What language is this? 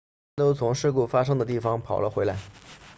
Chinese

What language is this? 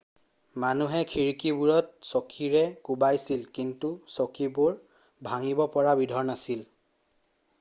Assamese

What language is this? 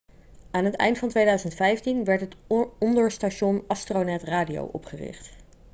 Dutch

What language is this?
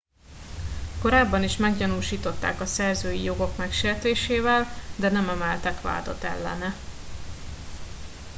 Hungarian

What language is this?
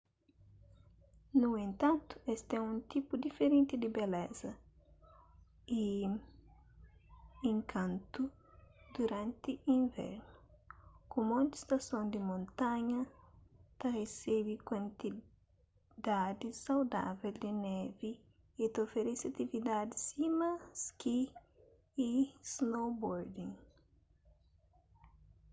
Kabuverdianu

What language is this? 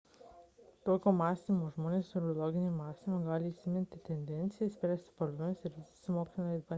Lithuanian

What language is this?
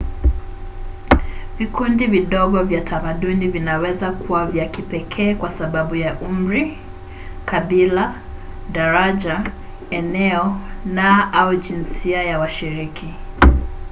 Swahili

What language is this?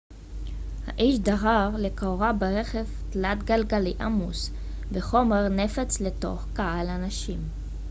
Hebrew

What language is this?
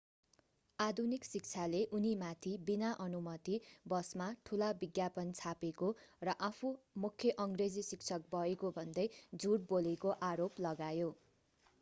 Nepali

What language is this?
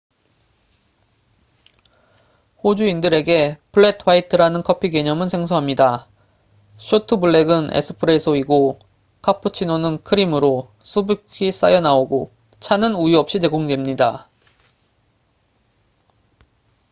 Korean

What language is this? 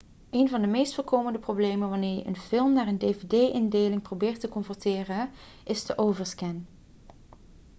Dutch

